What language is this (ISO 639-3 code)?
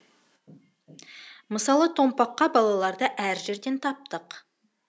kaz